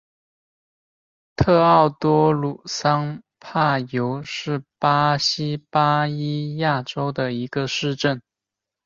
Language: Chinese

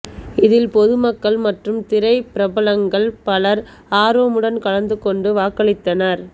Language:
Tamil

